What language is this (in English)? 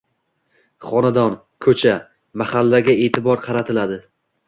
Uzbek